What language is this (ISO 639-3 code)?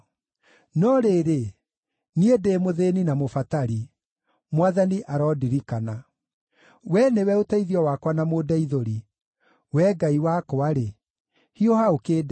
kik